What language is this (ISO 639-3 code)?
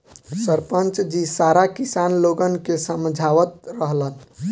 bho